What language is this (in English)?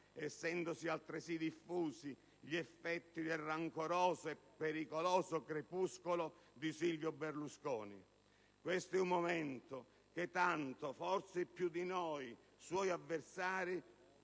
Italian